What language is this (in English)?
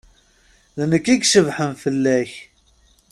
Kabyle